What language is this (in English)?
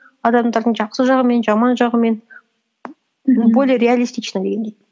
Kazakh